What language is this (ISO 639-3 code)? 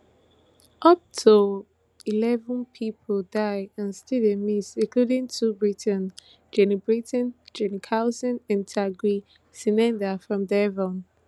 pcm